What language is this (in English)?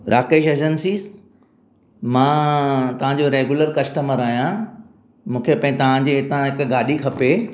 Sindhi